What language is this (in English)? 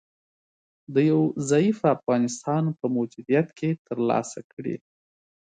Pashto